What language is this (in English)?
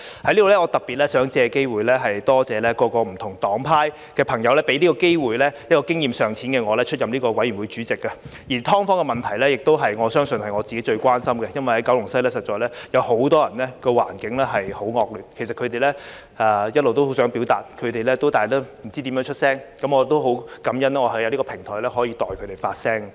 Cantonese